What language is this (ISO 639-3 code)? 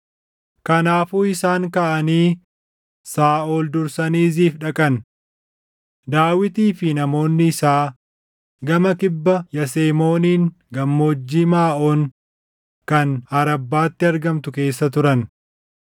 orm